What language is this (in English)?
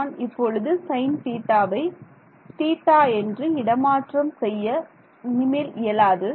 Tamil